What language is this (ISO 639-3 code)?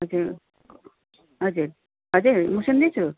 nep